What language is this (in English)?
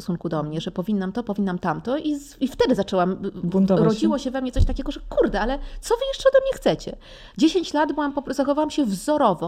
Polish